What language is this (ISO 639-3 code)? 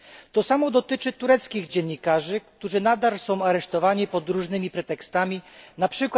pol